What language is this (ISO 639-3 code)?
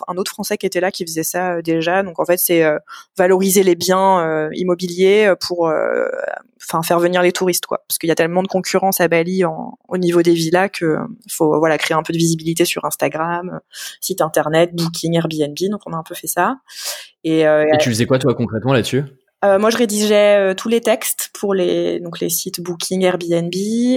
fra